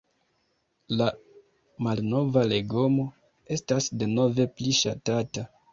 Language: Esperanto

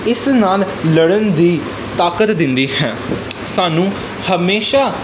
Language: Punjabi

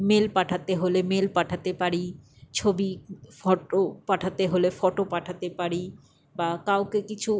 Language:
Bangla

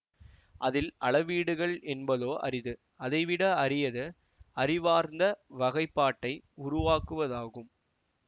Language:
Tamil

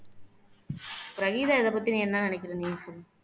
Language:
Tamil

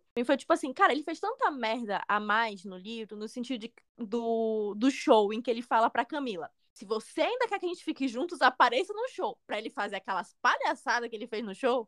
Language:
Portuguese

